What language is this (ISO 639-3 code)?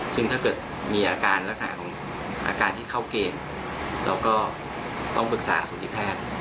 tha